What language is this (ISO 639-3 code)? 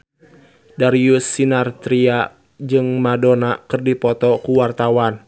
sun